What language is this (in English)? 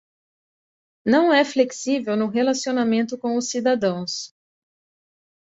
Portuguese